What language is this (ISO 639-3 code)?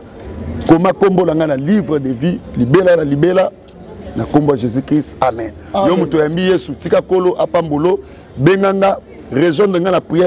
fra